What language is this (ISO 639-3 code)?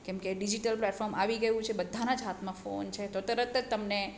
guj